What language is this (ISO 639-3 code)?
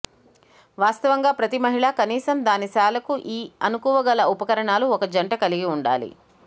tel